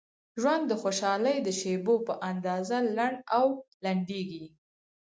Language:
Pashto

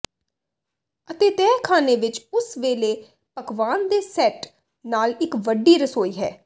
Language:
Punjabi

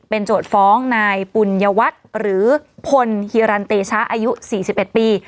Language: Thai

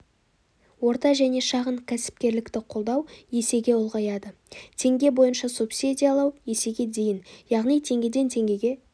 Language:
Kazakh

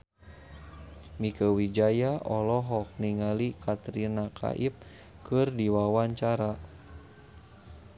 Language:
Sundanese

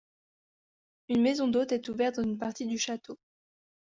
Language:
French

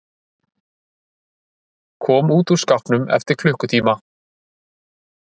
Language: Icelandic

